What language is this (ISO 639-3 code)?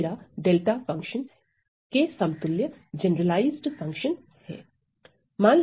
hin